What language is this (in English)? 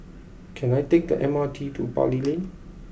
English